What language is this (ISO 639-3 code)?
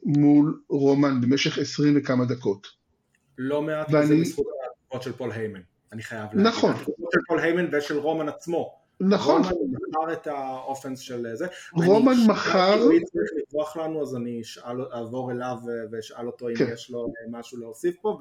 heb